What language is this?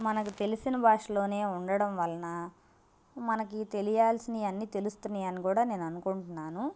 Telugu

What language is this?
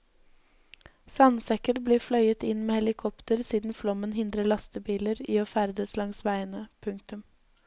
Norwegian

